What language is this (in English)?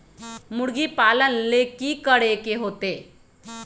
Magahi